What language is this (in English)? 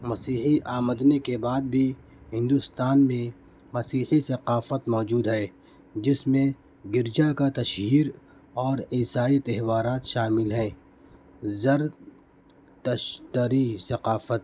Urdu